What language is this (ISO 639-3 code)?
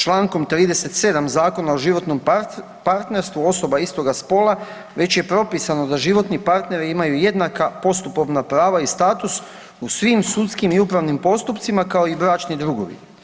hrv